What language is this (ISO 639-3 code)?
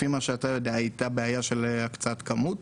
heb